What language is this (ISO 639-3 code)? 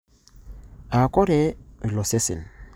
mas